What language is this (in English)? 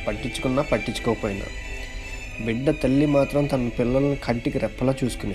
Telugu